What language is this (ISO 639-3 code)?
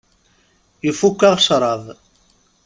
kab